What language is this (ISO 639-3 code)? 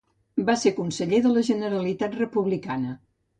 cat